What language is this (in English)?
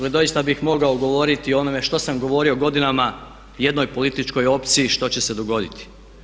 Croatian